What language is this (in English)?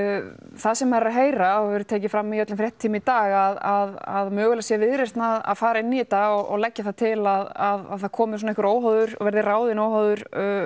Icelandic